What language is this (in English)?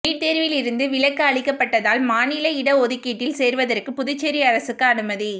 Tamil